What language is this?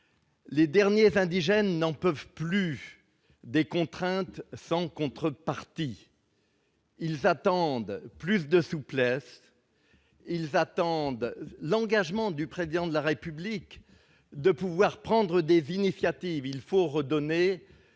French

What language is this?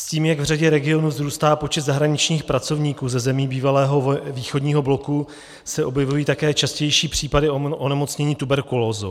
Czech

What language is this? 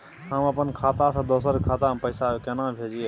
Maithili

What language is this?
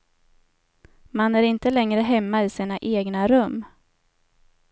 Swedish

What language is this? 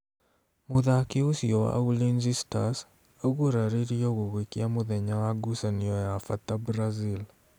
Kikuyu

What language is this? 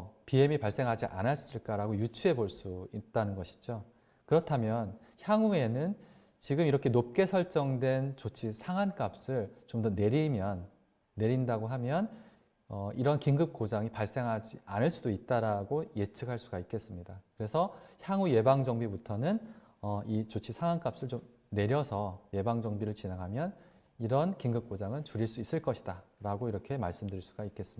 Korean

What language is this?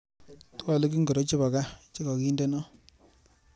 Kalenjin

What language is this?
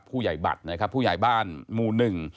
Thai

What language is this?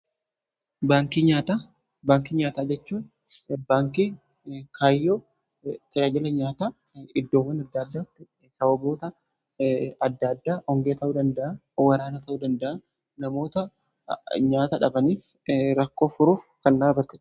Oromo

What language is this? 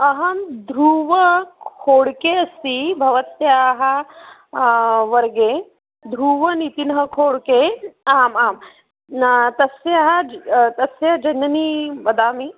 Sanskrit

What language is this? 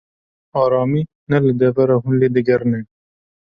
Kurdish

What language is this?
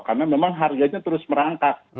Indonesian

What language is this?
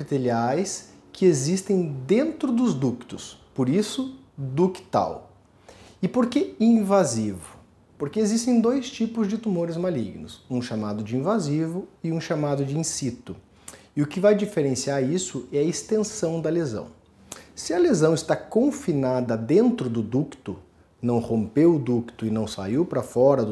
Portuguese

